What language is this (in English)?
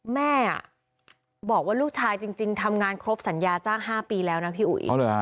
Thai